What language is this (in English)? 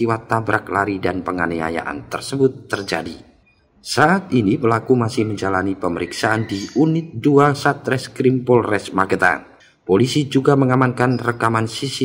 Indonesian